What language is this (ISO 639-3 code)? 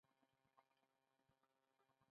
pus